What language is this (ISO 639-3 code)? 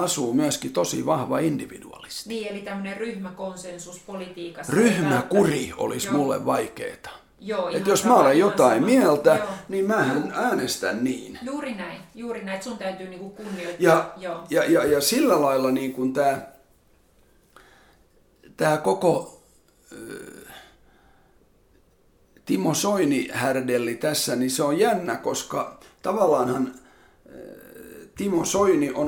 fin